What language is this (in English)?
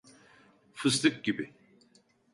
Turkish